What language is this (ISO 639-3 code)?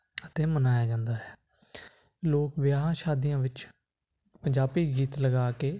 pan